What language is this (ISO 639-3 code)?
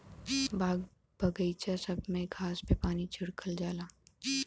bho